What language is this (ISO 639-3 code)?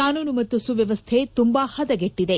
kan